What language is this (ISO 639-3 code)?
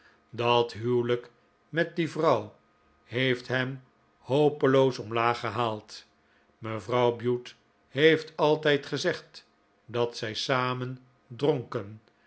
nld